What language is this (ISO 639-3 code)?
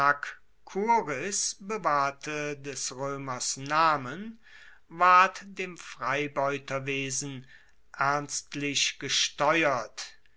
deu